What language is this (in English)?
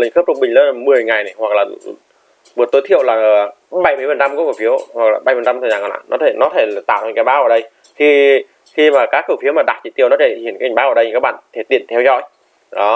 Vietnamese